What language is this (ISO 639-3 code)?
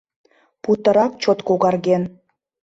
chm